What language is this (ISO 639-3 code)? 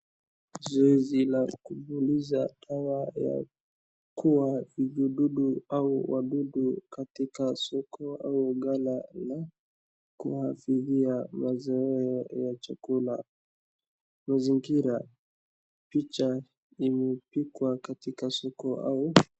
swa